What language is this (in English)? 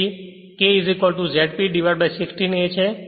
Gujarati